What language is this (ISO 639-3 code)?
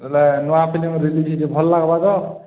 ori